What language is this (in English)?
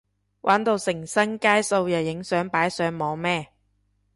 Cantonese